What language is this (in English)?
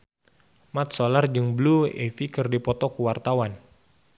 Sundanese